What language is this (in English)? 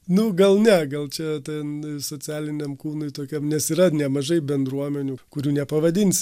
Lithuanian